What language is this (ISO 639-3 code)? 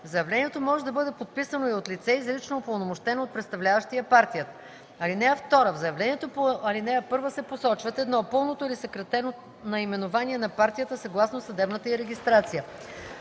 bul